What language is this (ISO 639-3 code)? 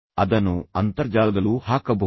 kan